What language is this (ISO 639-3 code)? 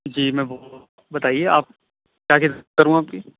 urd